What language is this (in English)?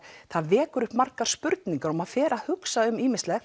Icelandic